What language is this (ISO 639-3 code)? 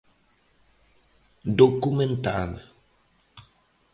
glg